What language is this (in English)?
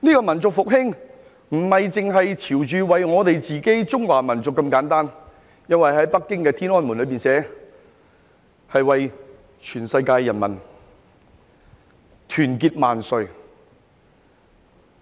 Cantonese